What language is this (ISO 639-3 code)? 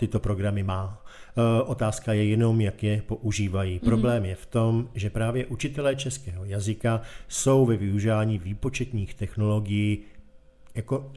ces